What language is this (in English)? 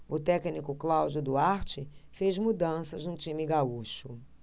Portuguese